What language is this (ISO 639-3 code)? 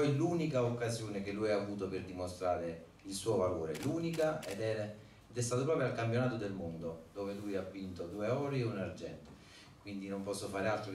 ita